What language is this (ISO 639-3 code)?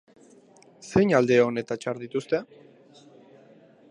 eus